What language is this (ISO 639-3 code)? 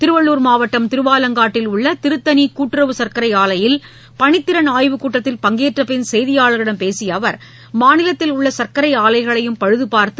tam